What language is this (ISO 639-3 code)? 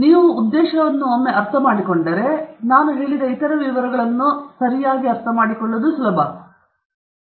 kan